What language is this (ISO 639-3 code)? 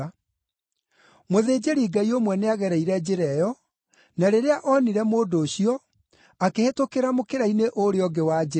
kik